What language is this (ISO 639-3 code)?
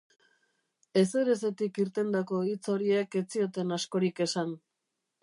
eus